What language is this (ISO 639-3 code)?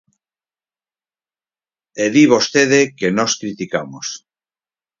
glg